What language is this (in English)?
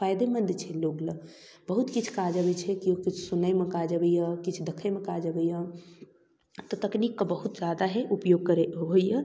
Maithili